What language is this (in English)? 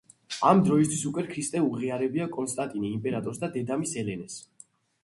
Georgian